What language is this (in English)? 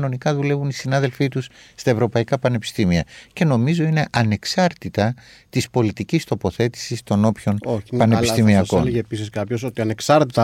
Greek